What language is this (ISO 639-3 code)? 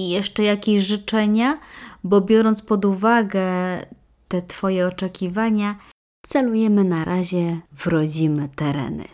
pol